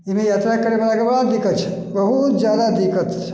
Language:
Maithili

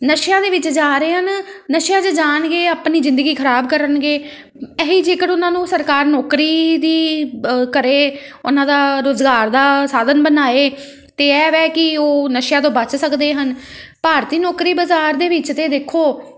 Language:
Punjabi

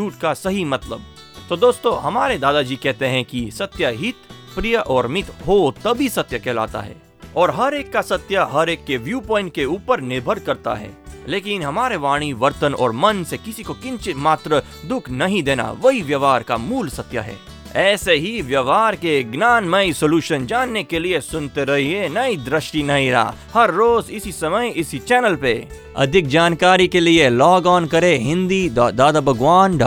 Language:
Hindi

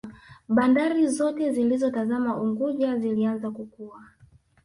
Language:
Swahili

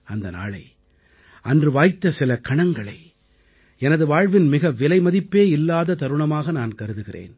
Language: Tamil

